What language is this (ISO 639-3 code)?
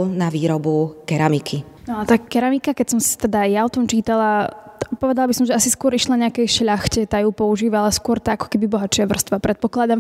slk